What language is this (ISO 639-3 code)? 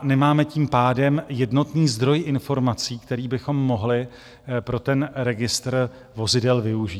ces